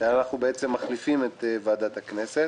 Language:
Hebrew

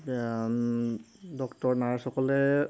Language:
Assamese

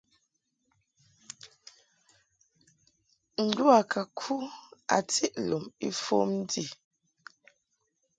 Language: Mungaka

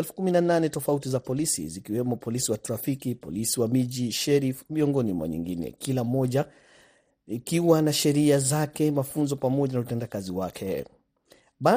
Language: Swahili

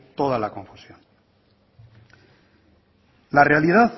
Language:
Spanish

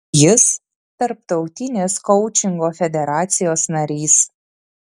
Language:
Lithuanian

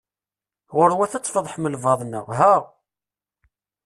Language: Kabyle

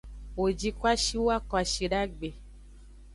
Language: Aja (Benin)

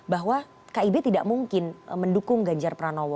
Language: Indonesian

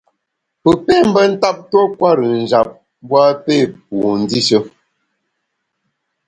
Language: Bamun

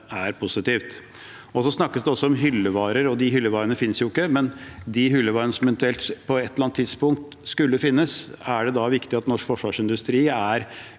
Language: Norwegian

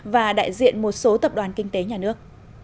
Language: Vietnamese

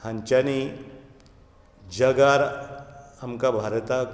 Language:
Konkani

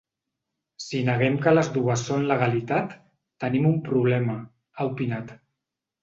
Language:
Catalan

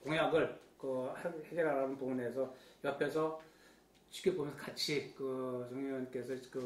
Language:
Korean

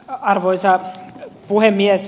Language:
Finnish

